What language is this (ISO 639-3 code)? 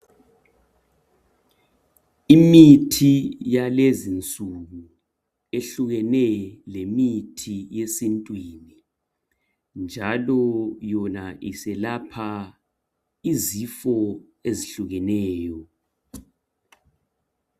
nde